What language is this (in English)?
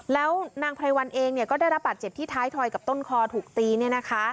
Thai